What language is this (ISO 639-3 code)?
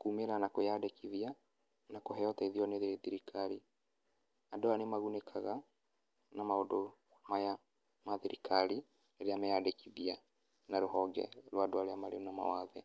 kik